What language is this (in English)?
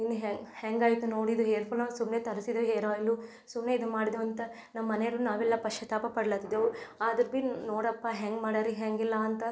Kannada